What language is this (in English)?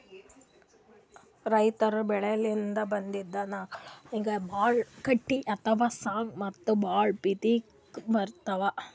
Kannada